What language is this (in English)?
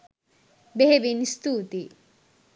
Sinhala